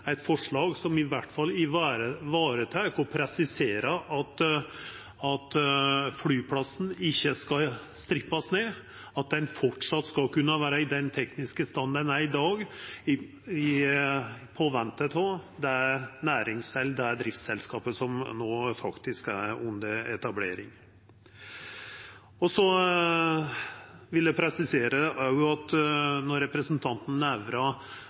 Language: Norwegian Nynorsk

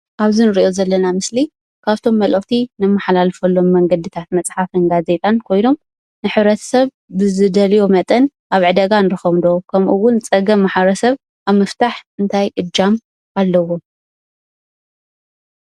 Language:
Tigrinya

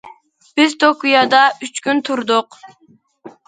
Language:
Uyghur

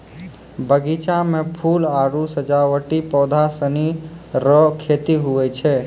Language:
Maithili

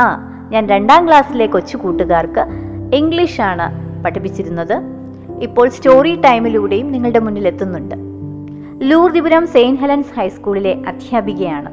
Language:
Malayalam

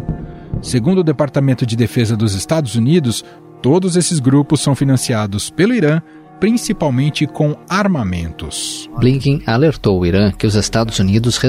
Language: Portuguese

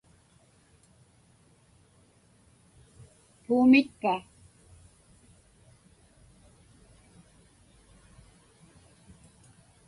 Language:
Inupiaq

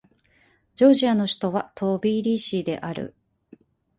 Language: Japanese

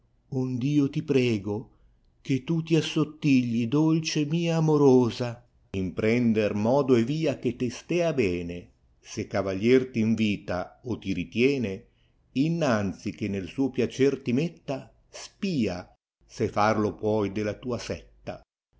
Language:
Italian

